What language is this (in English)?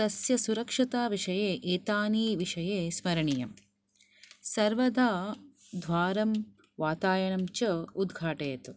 Sanskrit